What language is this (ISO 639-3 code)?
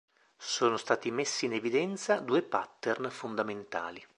ita